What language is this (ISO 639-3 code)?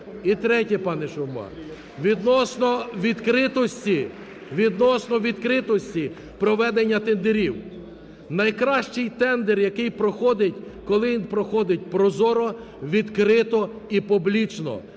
ukr